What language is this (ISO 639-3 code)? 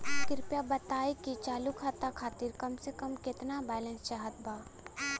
bho